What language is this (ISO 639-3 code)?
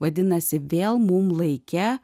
lit